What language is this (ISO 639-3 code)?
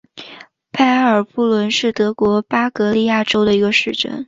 zho